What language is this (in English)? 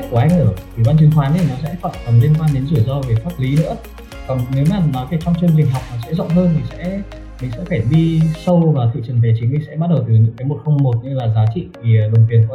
Vietnamese